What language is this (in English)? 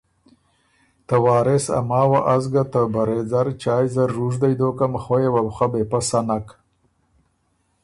Ormuri